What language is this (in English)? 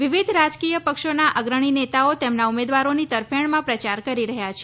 Gujarati